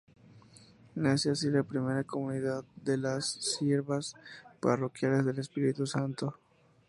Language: Spanish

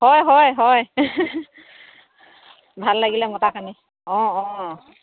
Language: Assamese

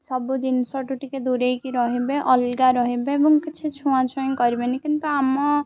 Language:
Odia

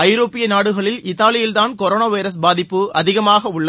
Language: Tamil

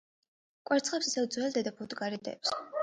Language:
Georgian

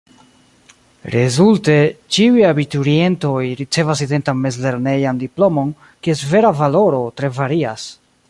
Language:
Esperanto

